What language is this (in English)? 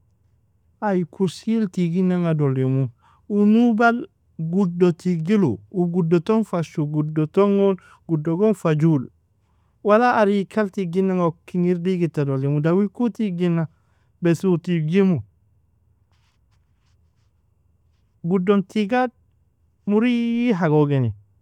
Nobiin